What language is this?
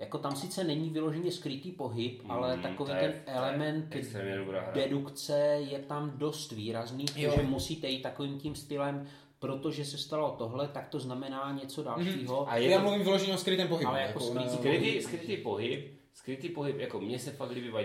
Czech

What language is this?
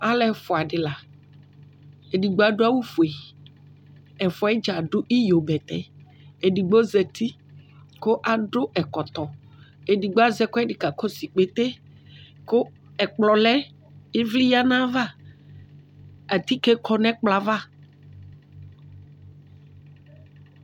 Ikposo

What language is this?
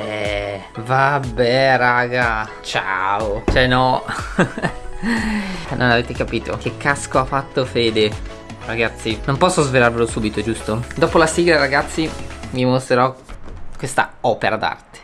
Italian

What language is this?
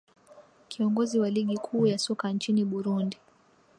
Swahili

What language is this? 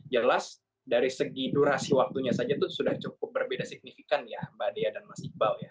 Indonesian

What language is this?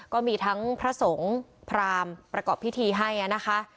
Thai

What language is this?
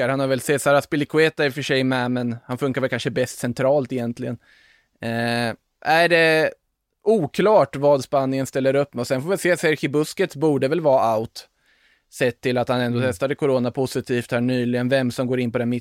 Swedish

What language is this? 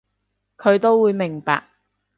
Cantonese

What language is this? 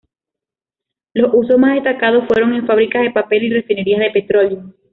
Spanish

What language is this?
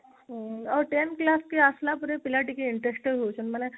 Odia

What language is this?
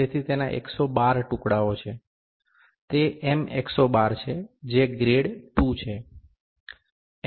Gujarati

